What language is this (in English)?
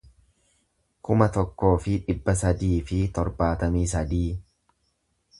Oromo